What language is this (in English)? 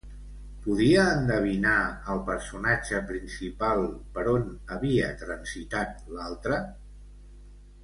Catalan